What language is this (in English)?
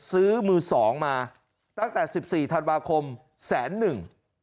Thai